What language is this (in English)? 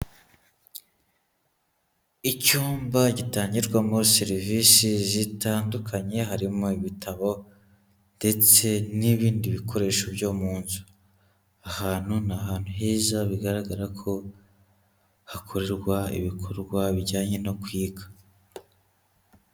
Kinyarwanda